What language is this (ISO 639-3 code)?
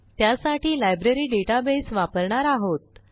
mar